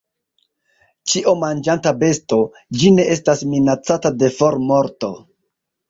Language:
Esperanto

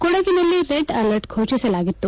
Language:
Kannada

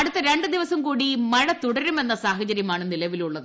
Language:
Malayalam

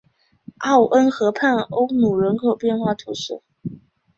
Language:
Chinese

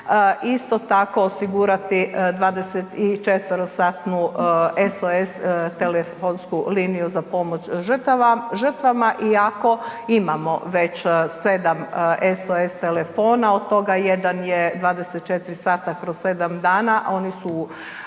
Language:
Croatian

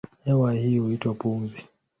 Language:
Swahili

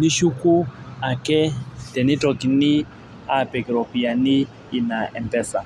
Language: Masai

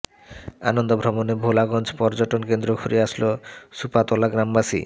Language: Bangla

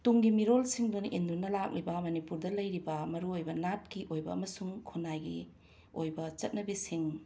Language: Manipuri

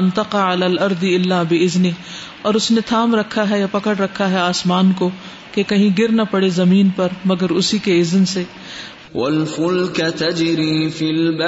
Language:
Urdu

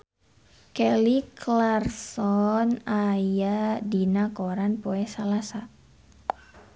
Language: Sundanese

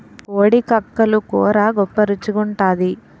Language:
Telugu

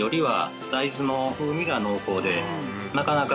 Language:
Japanese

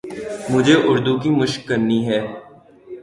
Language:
Urdu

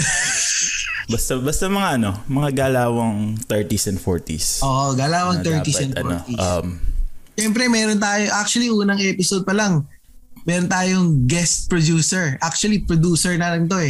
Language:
Filipino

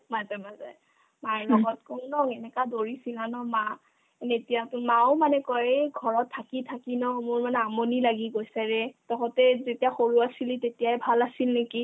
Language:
Assamese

